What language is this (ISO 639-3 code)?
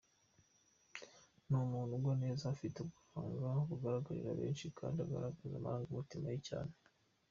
kin